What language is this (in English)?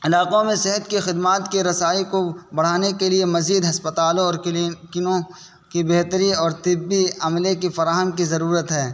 Urdu